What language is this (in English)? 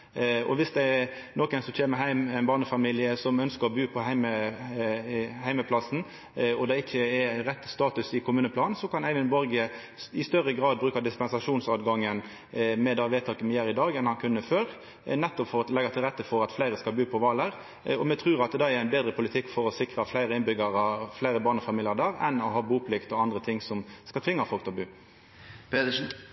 Norwegian Nynorsk